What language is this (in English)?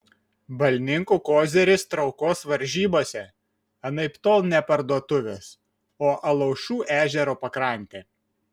Lithuanian